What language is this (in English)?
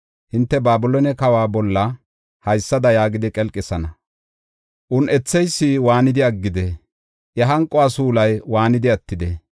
Gofa